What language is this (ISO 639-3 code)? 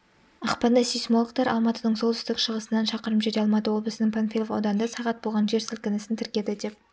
kaz